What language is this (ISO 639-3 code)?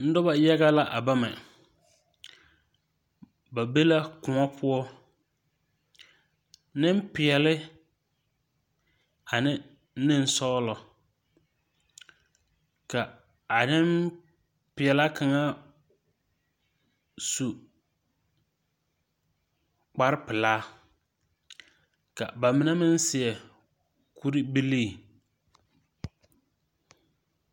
dga